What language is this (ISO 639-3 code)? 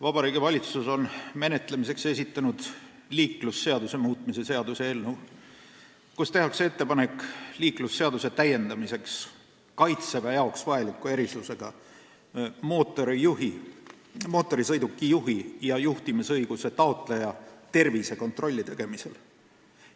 est